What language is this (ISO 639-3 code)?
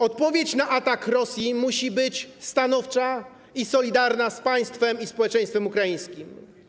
pol